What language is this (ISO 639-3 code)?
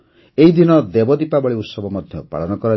ori